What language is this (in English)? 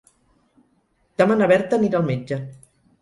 Catalan